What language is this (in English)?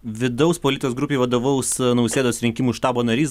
Lithuanian